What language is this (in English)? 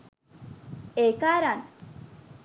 Sinhala